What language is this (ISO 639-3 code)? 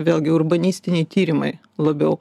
lit